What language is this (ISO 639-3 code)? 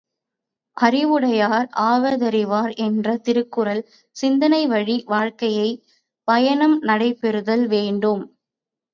tam